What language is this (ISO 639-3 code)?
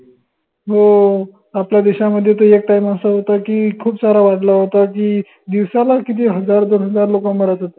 mar